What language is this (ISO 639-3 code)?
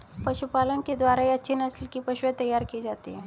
hin